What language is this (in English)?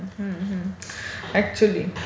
Marathi